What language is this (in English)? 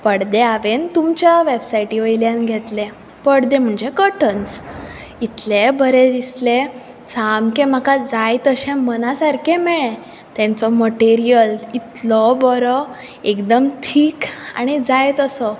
Konkani